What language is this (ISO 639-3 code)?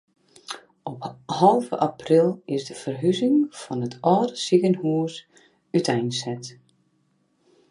fry